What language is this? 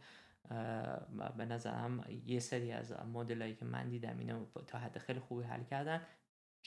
Persian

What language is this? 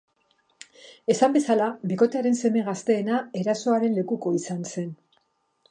Basque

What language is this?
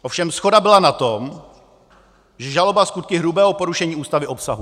Czech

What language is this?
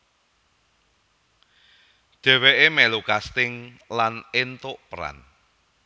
Javanese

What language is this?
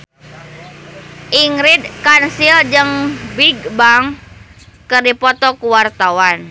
Sundanese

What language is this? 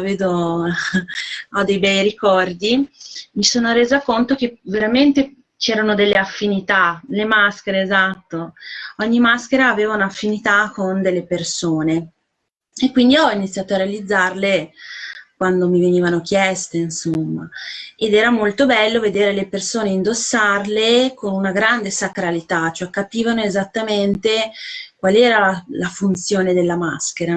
Italian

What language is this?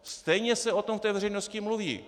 Czech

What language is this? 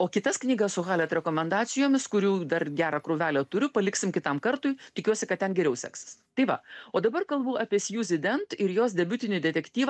Lithuanian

